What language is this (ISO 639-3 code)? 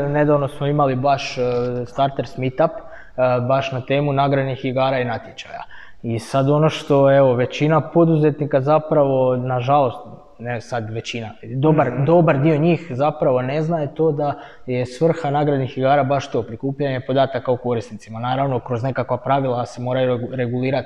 hrv